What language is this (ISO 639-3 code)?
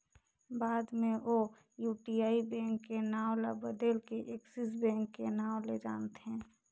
hne